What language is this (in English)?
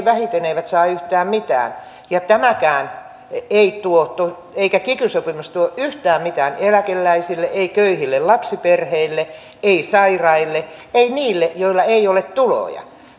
Finnish